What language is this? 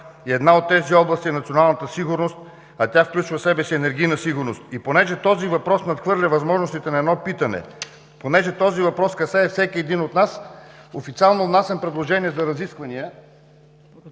Bulgarian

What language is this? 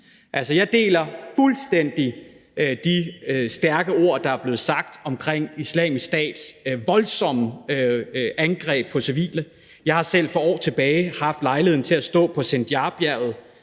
Danish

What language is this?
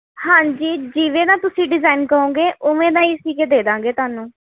Punjabi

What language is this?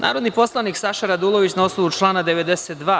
Serbian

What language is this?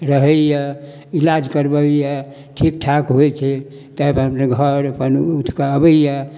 Maithili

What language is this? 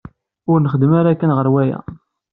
Kabyle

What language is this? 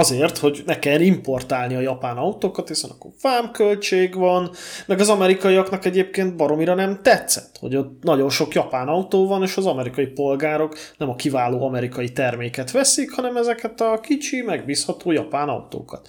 Hungarian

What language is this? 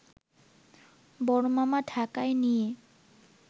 Bangla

